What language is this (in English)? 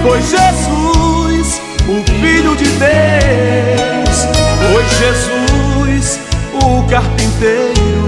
Portuguese